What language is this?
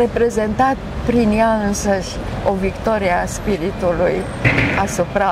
Romanian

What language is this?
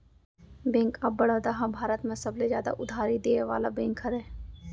Chhattisgarhi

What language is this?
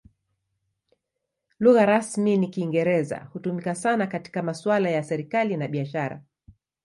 Swahili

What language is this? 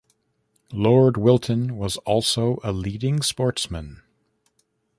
English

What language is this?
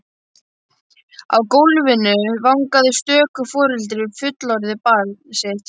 Icelandic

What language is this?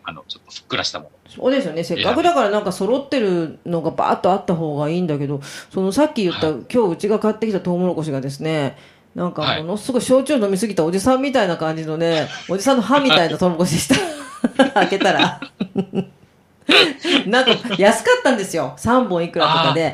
Japanese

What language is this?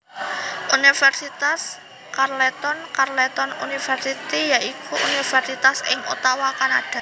Javanese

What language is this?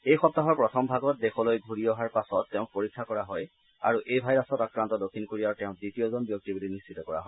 Assamese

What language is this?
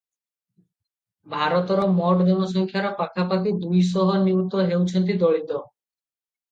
Odia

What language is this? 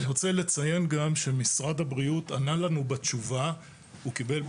Hebrew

